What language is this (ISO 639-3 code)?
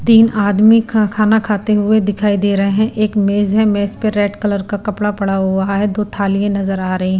hin